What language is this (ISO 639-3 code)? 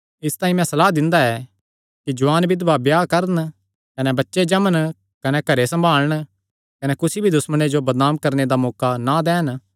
xnr